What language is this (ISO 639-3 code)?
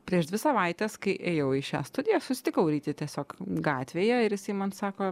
lit